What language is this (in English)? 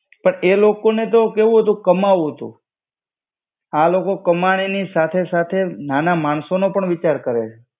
Gujarati